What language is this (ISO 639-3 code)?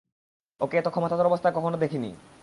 ben